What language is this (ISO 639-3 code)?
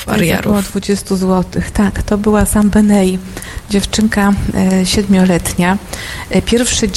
pol